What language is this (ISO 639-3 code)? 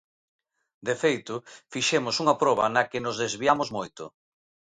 glg